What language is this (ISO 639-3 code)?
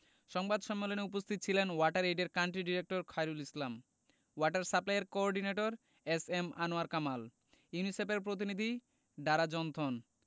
ben